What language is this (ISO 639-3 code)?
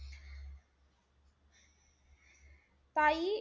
mar